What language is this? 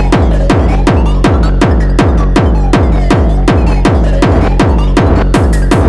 Czech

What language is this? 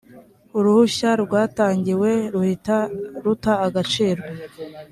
Kinyarwanda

